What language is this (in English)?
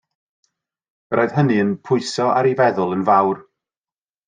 Welsh